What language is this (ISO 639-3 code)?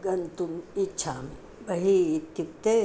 san